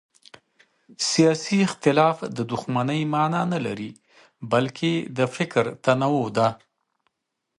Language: Pashto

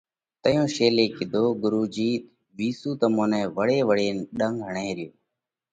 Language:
Parkari Koli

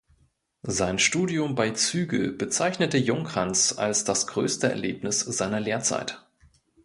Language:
German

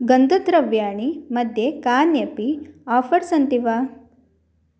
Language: Sanskrit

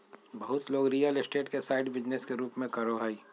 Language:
Magahi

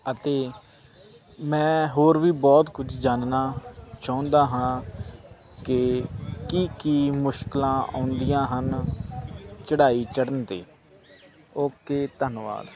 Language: Punjabi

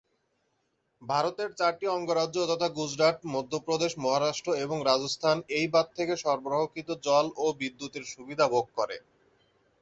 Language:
Bangla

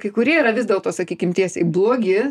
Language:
Lithuanian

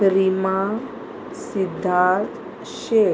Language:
Konkani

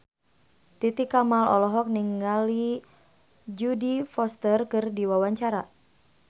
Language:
Sundanese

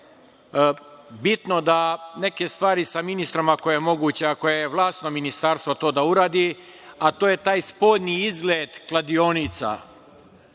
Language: Serbian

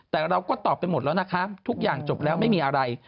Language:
Thai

